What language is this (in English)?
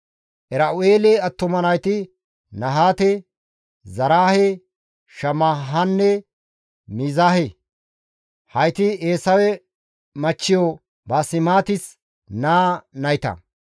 Gamo